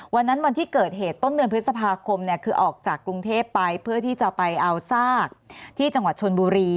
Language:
Thai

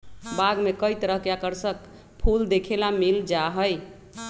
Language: Magahi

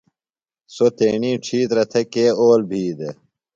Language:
Phalura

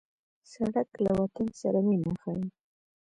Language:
Pashto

